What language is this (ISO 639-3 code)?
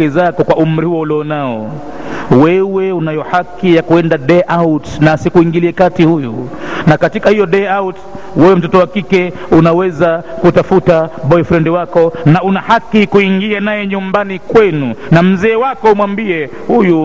swa